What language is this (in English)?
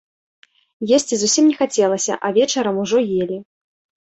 Belarusian